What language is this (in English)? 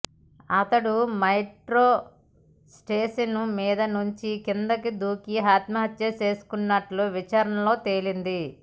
Telugu